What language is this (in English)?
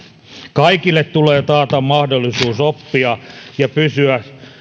Finnish